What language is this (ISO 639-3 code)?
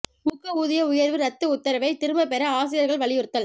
tam